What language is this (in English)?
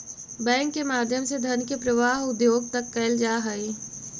Magahi